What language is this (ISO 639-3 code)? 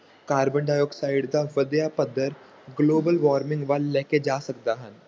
pan